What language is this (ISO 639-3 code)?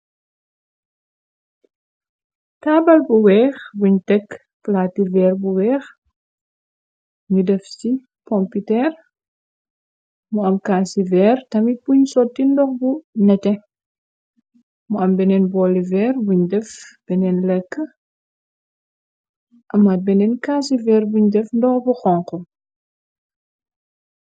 wol